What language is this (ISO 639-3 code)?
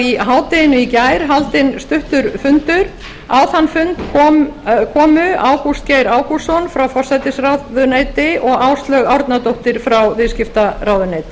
isl